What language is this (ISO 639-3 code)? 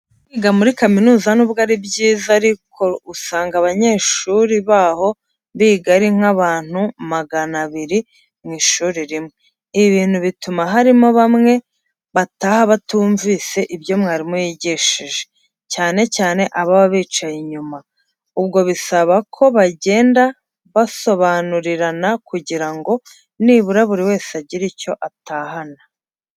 kin